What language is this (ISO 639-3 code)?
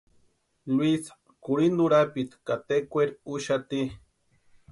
pua